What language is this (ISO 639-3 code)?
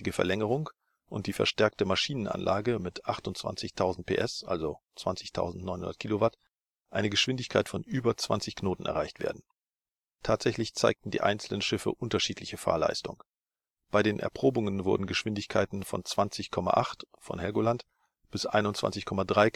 deu